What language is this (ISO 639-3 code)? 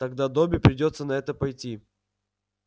rus